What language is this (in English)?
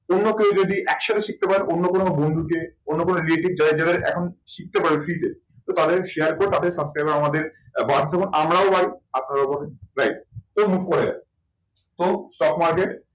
Bangla